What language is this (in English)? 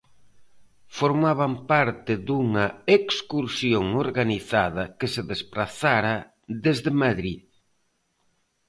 Galician